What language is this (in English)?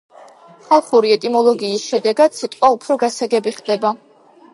Georgian